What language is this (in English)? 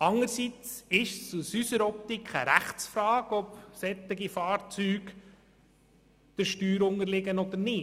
Swiss German